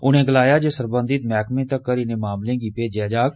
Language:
Dogri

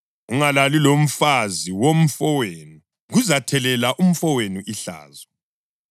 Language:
North Ndebele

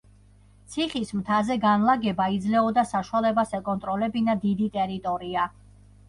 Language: Georgian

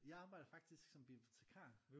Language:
Danish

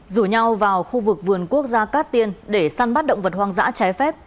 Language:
Vietnamese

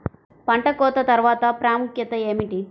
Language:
Telugu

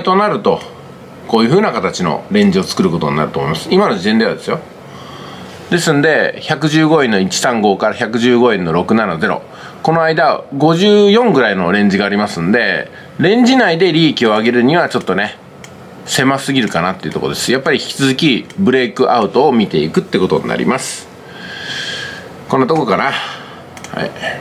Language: Japanese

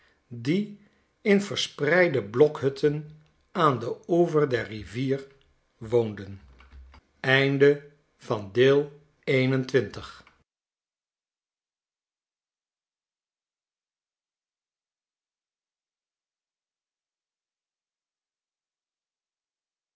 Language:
Dutch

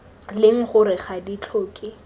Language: Tswana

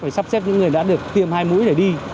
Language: Vietnamese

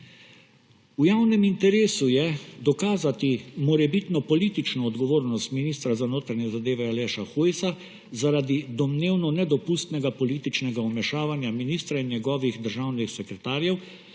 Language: Slovenian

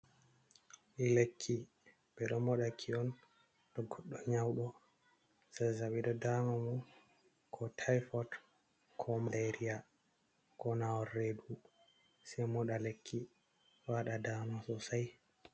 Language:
Fula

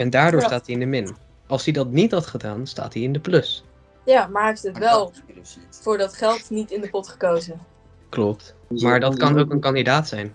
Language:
Dutch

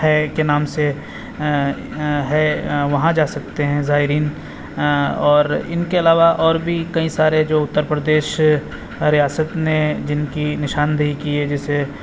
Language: Urdu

